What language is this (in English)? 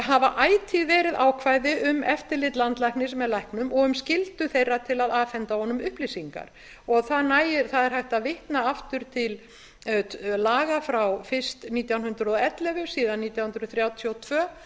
Icelandic